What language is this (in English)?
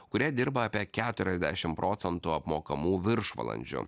Lithuanian